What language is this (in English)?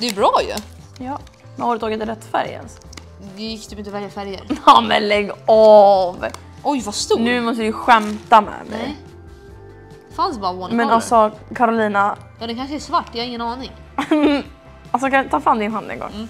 Swedish